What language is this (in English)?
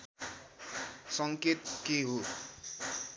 Nepali